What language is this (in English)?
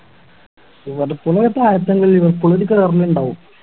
Malayalam